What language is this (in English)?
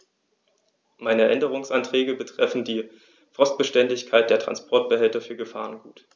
German